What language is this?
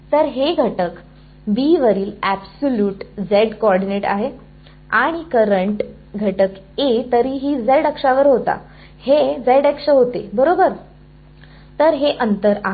Marathi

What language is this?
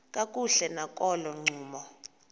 Xhosa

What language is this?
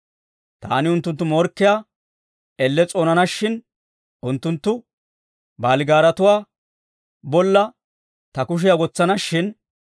Dawro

